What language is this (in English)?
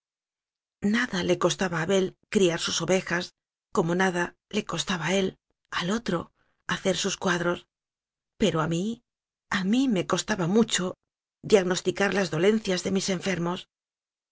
Spanish